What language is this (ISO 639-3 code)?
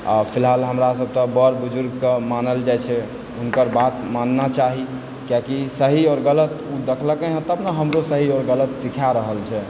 mai